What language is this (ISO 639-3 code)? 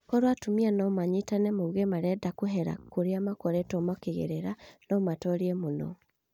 kik